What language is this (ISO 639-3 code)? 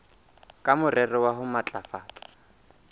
sot